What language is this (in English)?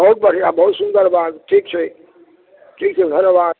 Maithili